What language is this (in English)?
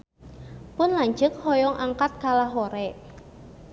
Sundanese